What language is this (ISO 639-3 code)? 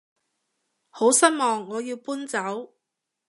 yue